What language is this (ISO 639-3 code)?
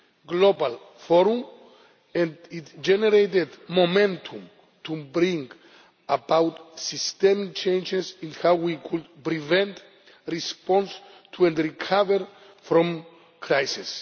eng